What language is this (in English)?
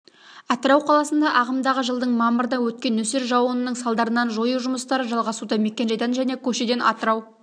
Kazakh